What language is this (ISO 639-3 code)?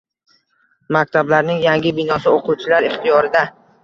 uzb